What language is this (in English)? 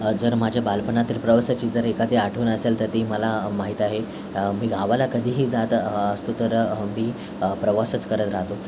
Marathi